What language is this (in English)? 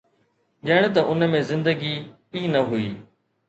Sindhi